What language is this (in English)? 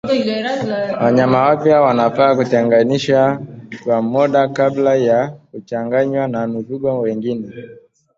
Swahili